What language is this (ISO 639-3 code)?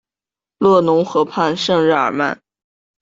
zho